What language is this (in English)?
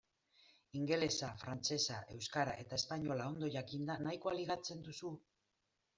Basque